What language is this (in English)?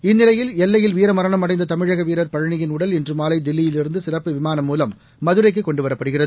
Tamil